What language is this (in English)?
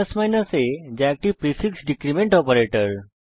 Bangla